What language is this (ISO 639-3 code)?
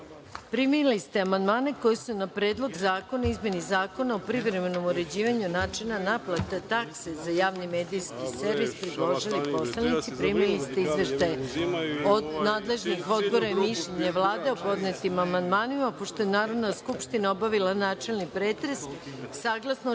srp